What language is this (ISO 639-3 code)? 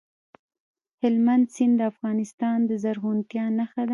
pus